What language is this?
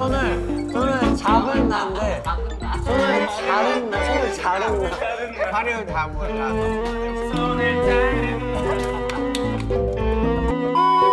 Korean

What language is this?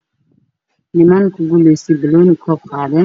Somali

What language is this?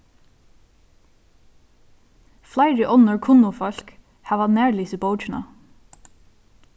Faroese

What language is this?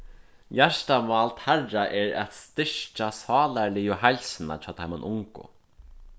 Faroese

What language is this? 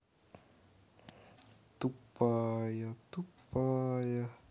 Russian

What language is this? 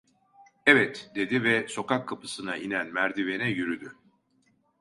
Turkish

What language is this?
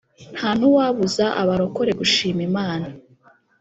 Kinyarwanda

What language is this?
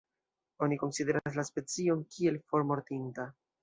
Esperanto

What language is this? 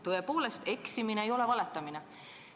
Estonian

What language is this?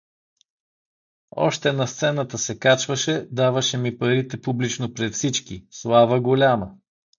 Bulgarian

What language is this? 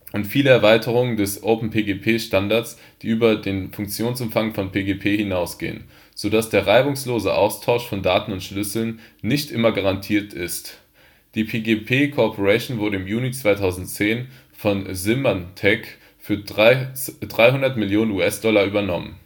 German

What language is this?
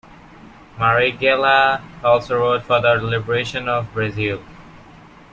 English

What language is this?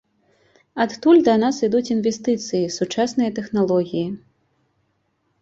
Belarusian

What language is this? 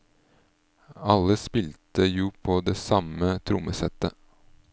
Norwegian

